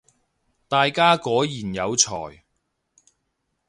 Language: Cantonese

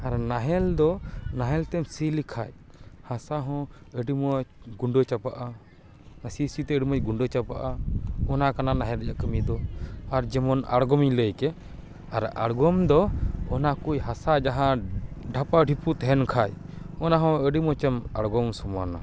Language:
Santali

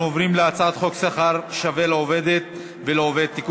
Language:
Hebrew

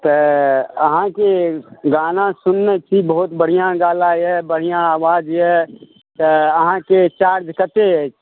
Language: Maithili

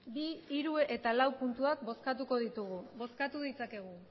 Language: Basque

